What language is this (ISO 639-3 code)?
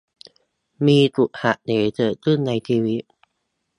tha